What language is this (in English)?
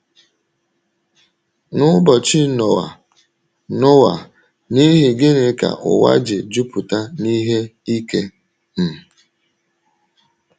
Igbo